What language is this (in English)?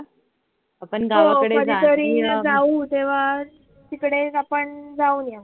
Marathi